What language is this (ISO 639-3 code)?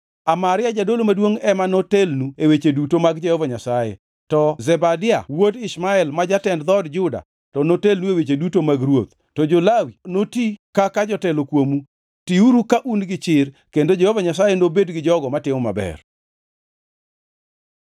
luo